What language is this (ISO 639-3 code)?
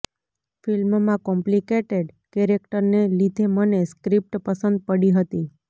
guj